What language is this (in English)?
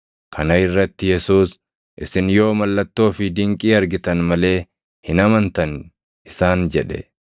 Oromo